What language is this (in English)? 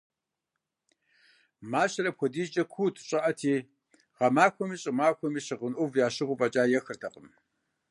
Kabardian